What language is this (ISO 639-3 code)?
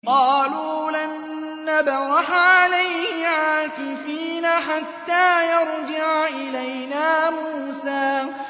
ara